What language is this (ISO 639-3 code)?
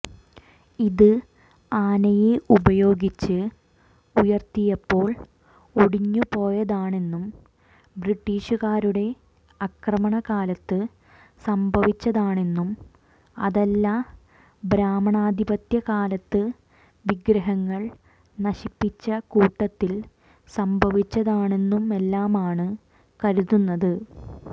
mal